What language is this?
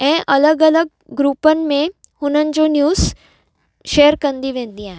Sindhi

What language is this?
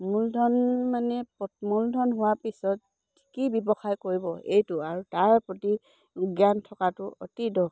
Assamese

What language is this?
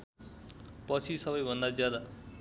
Nepali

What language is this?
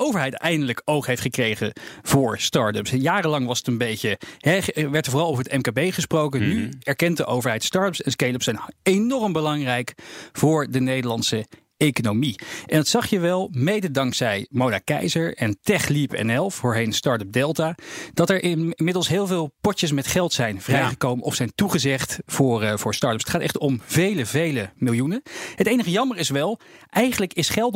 Dutch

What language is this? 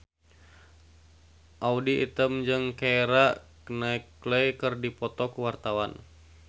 Sundanese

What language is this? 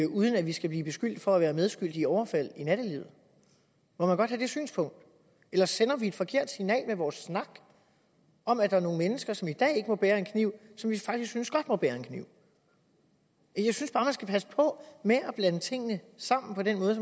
Danish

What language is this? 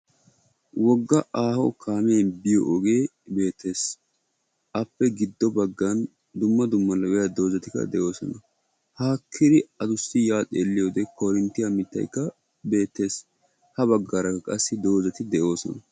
Wolaytta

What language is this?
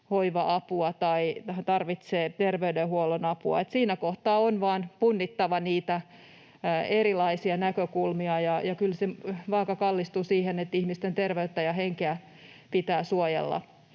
Finnish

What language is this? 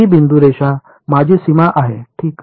Marathi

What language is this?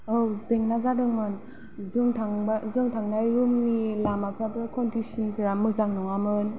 Bodo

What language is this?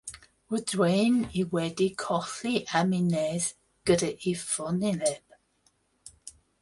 Welsh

